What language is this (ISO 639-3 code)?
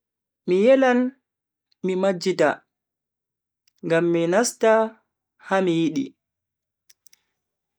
fui